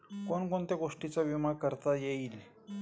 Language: Marathi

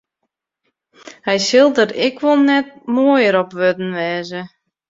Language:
Western Frisian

